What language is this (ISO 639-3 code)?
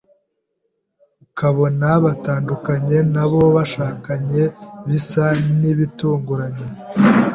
kin